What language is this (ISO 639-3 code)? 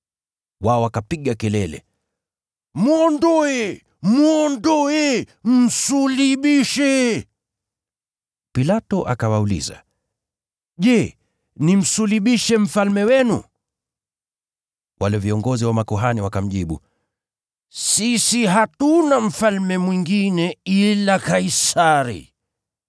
swa